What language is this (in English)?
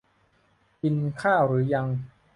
Thai